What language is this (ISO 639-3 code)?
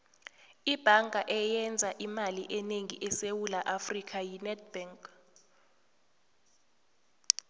nbl